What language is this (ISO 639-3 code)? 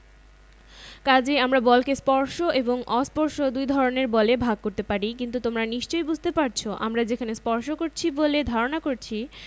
ben